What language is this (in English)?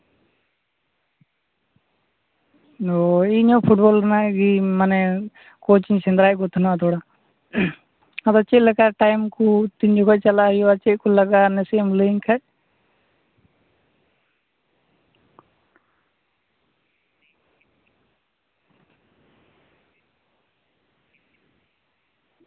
Santali